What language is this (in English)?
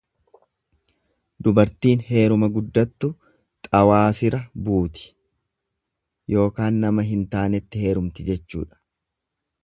Oromo